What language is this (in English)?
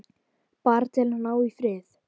Icelandic